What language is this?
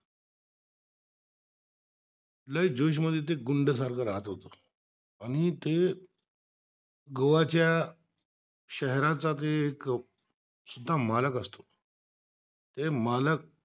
Marathi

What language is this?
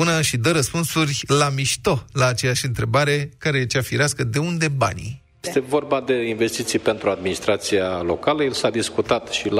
Romanian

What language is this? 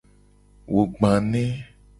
Gen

